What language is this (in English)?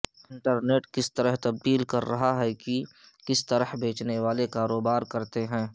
Urdu